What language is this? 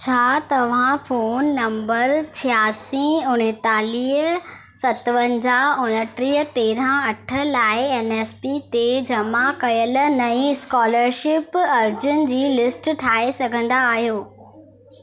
Sindhi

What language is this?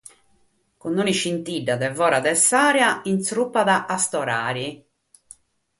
Sardinian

